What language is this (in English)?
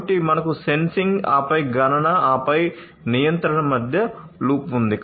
Telugu